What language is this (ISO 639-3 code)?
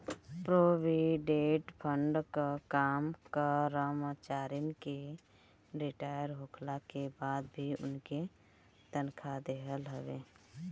bho